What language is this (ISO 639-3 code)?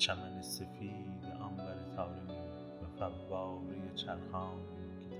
fas